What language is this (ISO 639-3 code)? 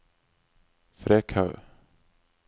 nor